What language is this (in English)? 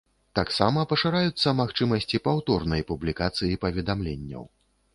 Belarusian